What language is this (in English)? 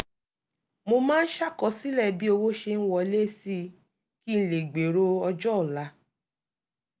Yoruba